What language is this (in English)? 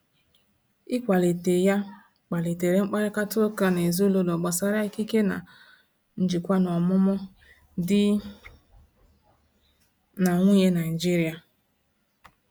Igbo